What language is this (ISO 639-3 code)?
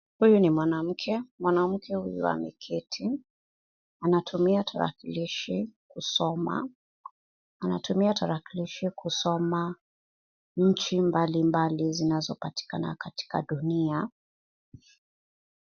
swa